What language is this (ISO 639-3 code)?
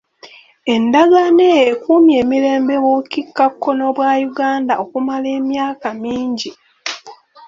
lug